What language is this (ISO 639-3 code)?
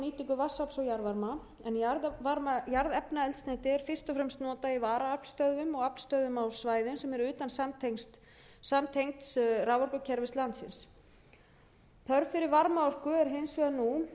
isl